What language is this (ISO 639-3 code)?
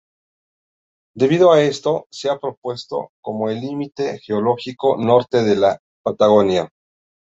spa